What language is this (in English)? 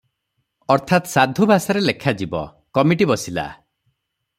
Odia